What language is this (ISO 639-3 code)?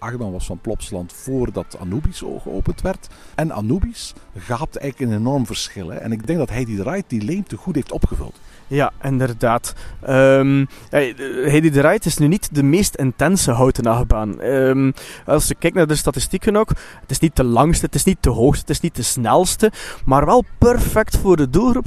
nld